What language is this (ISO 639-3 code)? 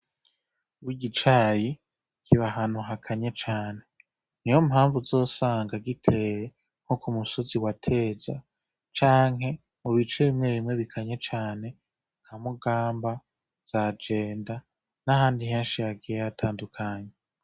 run